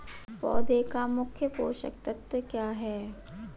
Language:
Hindi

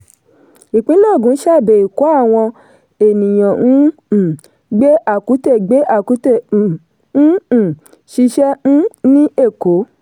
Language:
Yoruba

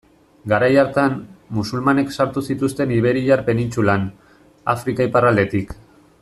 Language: Basque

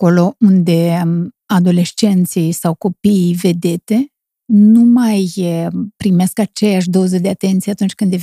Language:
Romanian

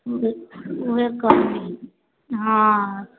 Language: Maithili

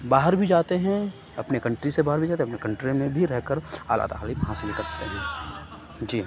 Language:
Urdu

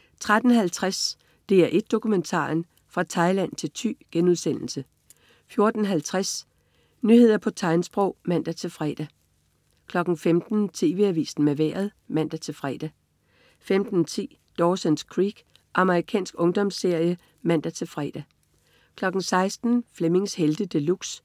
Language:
Danish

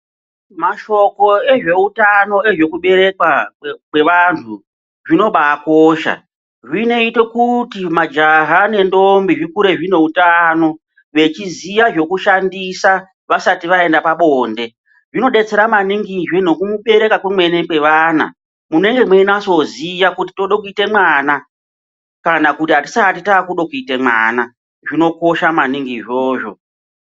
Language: Ndau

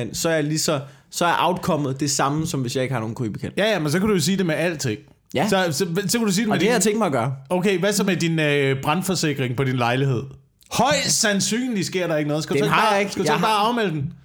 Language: Danish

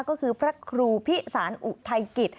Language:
Thai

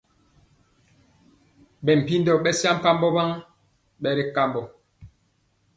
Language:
Mpiemo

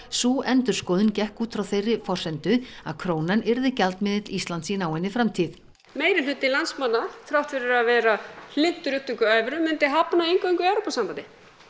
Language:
Icelandic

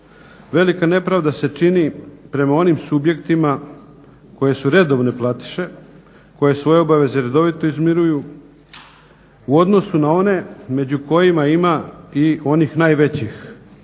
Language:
Croatian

